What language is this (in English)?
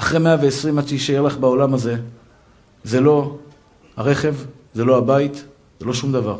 Hebrew